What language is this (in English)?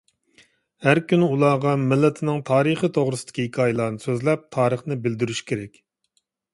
Uyghur